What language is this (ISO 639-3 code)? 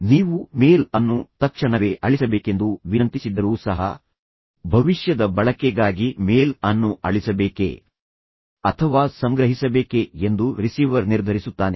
kan